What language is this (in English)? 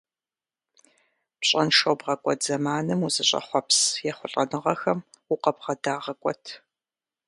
Kabardian